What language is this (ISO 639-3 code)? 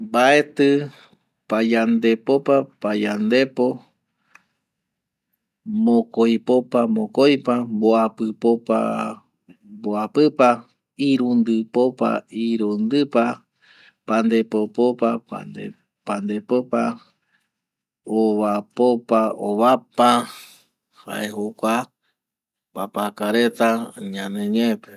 gui